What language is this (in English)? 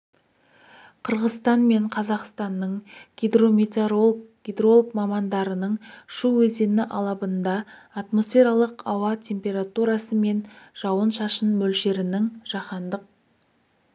Kazakh